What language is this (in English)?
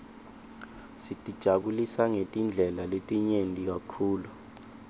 Swati